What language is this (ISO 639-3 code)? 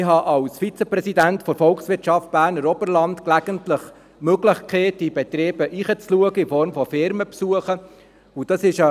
gsw